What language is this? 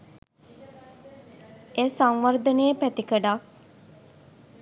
Sinhala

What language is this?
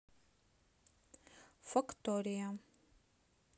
Russian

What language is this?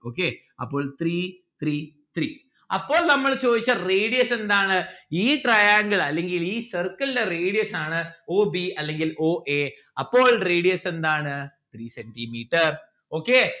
Malayalam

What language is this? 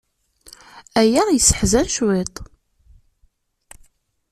Kabyle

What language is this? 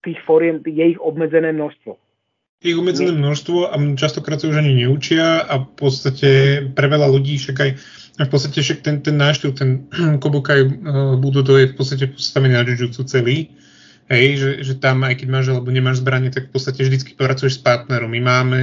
Slovak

